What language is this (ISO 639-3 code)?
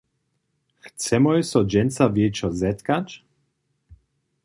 hsb